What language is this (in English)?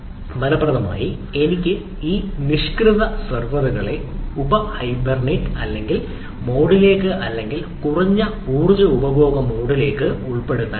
Malayalam